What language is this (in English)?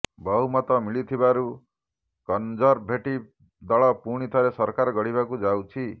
Odia